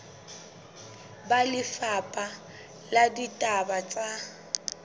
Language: Southern Sotho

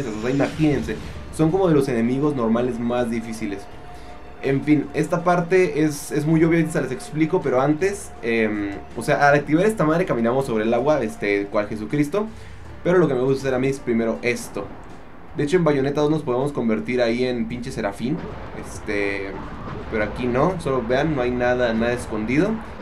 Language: Spanish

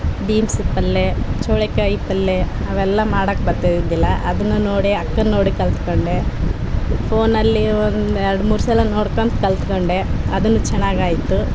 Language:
Kannada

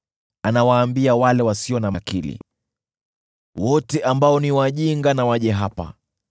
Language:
Swahili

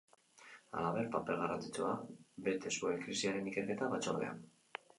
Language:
Basque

